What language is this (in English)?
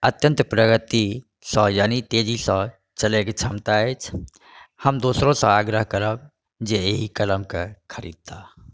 Maithili